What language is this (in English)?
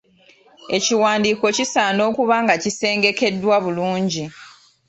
Ganda